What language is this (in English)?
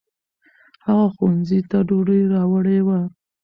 Pashto